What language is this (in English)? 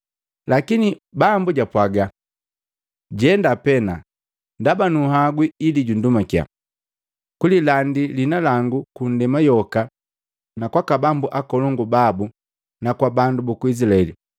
Matengo